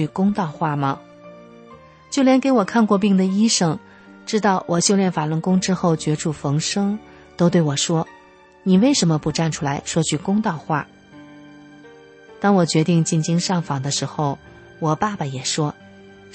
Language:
Chinese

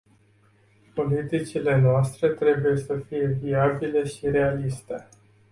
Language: Romanian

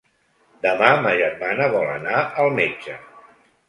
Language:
Catalan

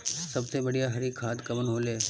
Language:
Bhojpuri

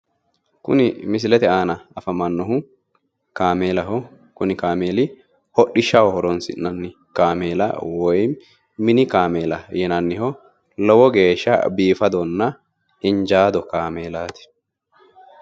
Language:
Sidamo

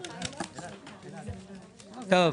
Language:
Hebrew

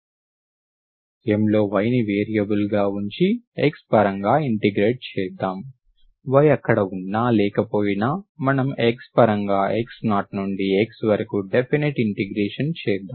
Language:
Telugu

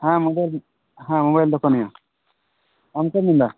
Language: Santali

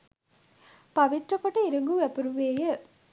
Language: Sinhala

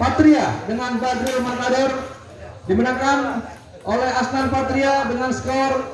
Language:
Indonesian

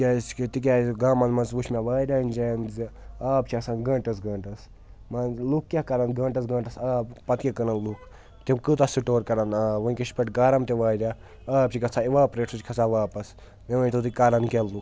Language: Kashmiri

